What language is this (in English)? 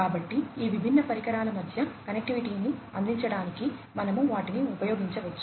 Telugu